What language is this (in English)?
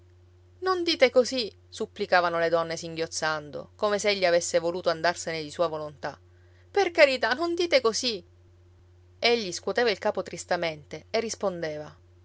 Italian